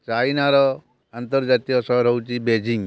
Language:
Odia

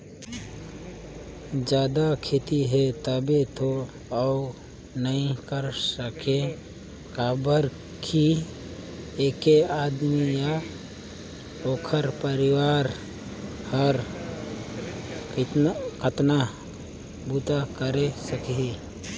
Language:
Chhattisgarhi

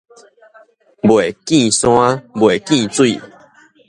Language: Min Nan Chinese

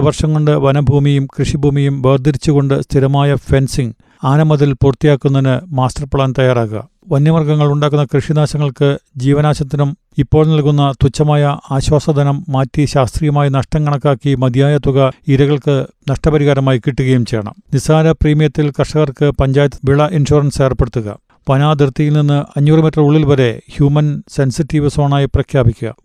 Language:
Malayalam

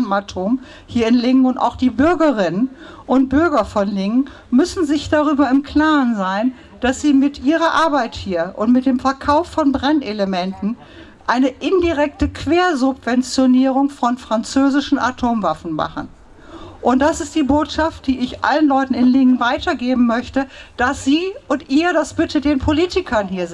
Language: German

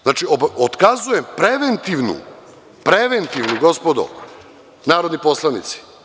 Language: Serbian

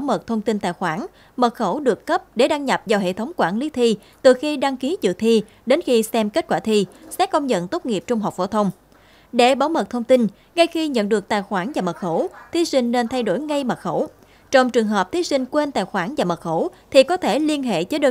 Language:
Vietnamese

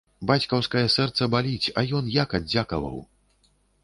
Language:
Belarusian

